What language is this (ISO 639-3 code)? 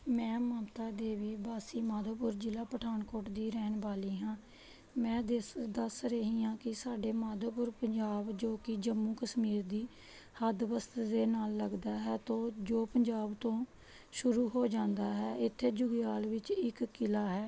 pan